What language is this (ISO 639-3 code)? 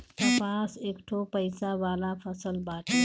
bho